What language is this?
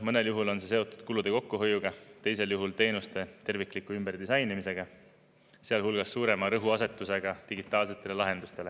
Estonian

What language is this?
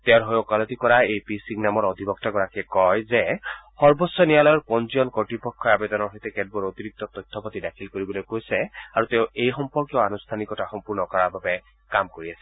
Assamese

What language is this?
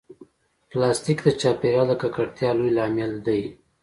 Pashto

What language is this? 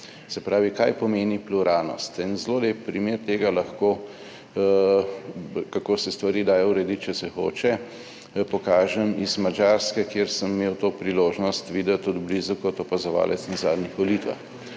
Slovenian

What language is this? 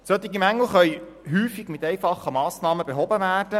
Swiss German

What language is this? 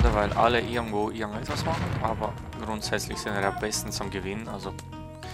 German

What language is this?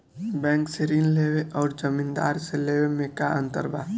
Bhojpuri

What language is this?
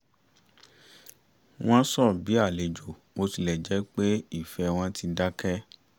Yoruba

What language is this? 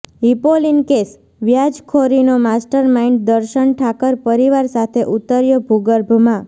Gujarati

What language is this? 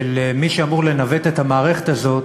Hebrew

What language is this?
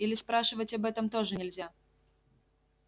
Russian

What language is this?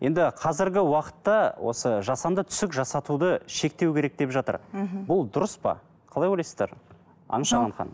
Kazakh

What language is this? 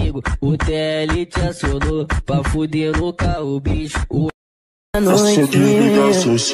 Portuguese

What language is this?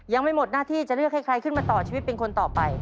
Thai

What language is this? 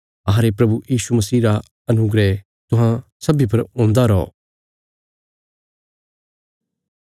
Bilaspuri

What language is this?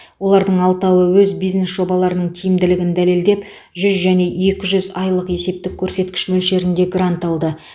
Kazakh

